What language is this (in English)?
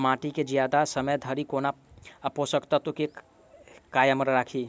Maithili